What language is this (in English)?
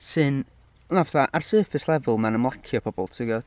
Welsh